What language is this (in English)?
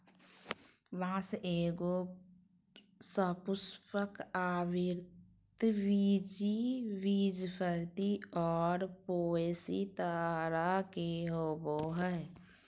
Magahi